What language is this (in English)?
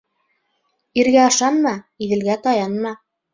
Bashkir